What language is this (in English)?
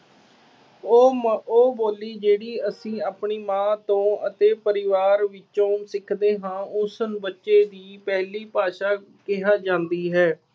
Punjabi